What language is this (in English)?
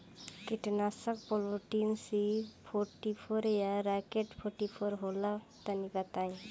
Bhojpuri